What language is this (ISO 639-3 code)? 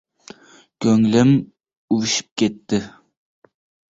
uzb